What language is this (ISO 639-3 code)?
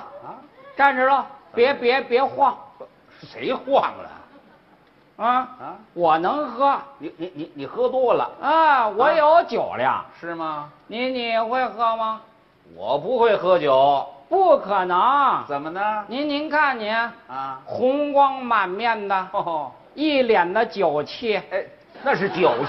zho